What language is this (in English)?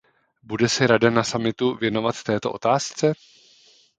Czech